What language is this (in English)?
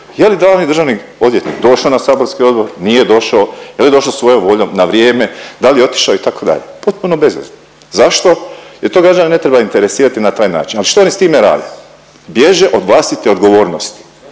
Croatian